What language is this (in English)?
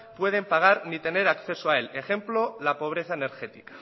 Spanish